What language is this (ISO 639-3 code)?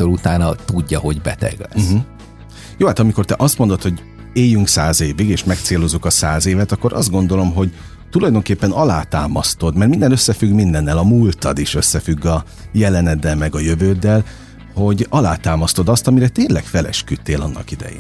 hun